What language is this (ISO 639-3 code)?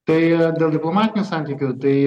lit